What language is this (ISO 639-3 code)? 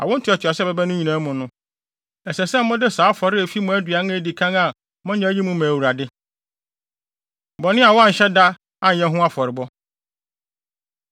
aka